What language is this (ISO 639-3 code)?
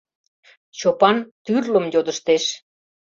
chm